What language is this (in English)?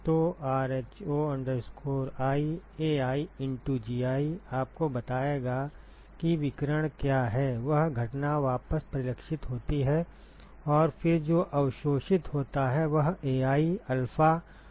Hindi